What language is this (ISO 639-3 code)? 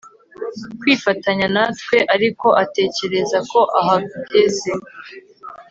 kin